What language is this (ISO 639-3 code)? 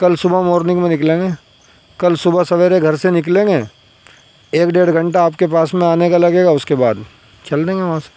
urd